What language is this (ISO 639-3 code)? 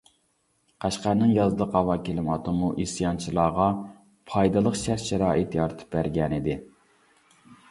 uig